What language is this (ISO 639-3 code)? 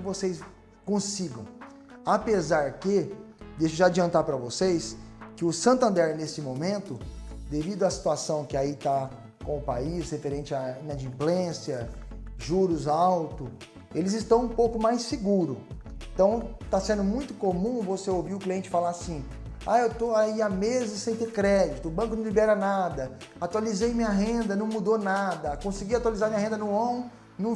por